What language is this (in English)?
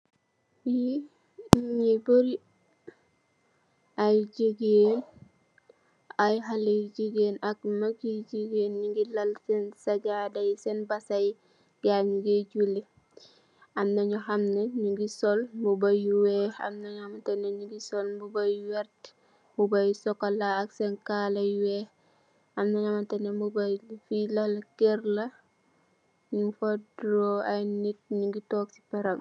Wolof